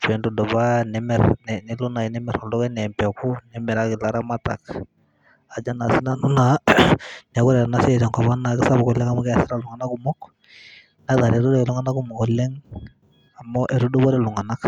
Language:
Masai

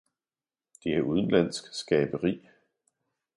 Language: Danish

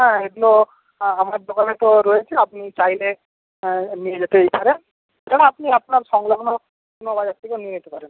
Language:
Bangla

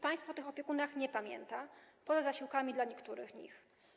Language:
Polish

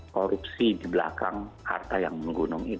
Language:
Indonesian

